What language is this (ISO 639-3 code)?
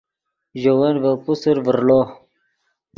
ydg